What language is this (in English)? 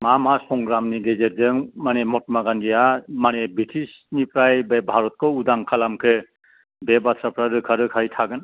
Bodo